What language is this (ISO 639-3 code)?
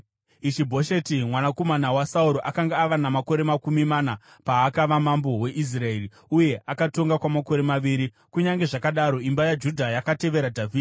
sna